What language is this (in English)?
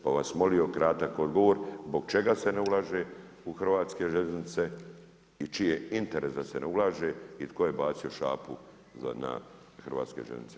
Croatian